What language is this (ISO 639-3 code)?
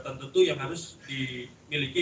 ind